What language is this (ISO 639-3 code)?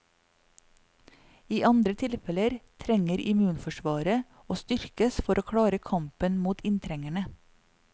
nor